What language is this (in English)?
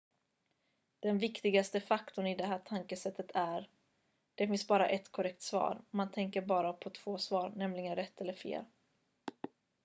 Swedish